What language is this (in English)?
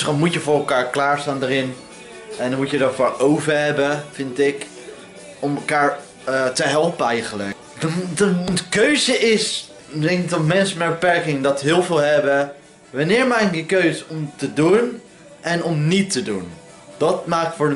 Dutch